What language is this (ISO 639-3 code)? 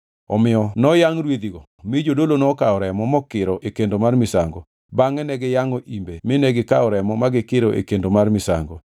luo